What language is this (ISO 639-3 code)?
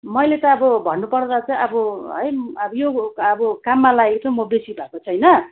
nep